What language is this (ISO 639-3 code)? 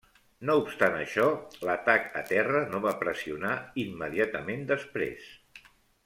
cat